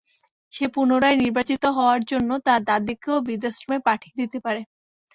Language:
Bangla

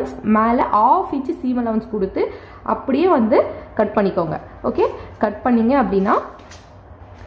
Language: Tamil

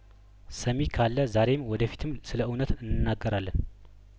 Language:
Amharic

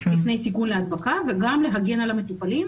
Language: Hebrew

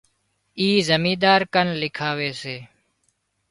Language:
Wadiyara Koli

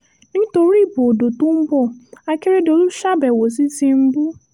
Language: Yoruba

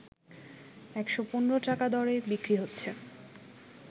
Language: Bangla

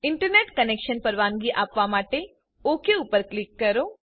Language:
Gujarati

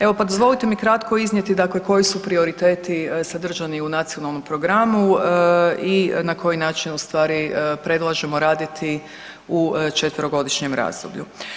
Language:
Croatian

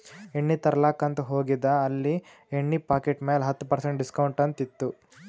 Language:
Kannada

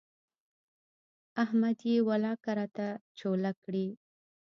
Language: Pashto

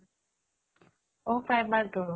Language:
Assamese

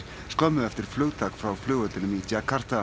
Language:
Icelandic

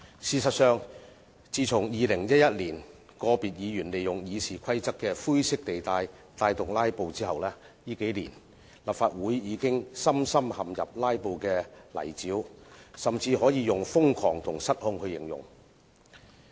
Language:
Cantonese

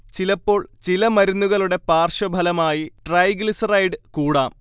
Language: Malayalam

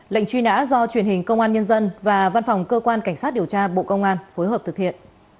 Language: Vietnamese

